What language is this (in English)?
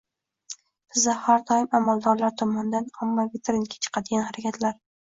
Uzbek